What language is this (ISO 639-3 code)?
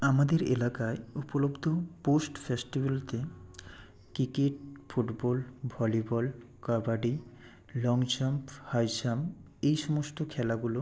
ben